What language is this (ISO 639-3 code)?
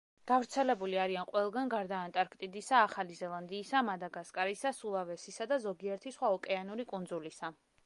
kat